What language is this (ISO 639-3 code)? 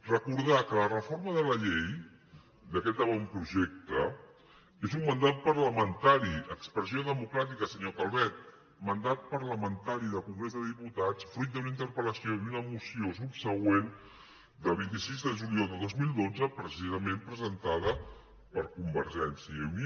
cat